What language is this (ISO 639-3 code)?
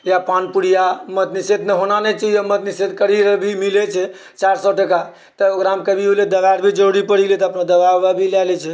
mai